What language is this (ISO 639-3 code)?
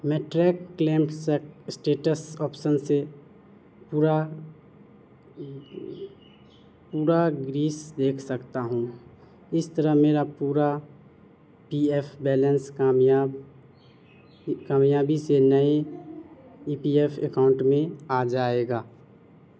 urd